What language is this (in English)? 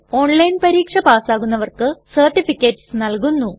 Malayalam